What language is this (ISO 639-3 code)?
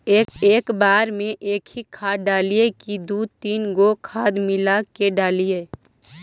mag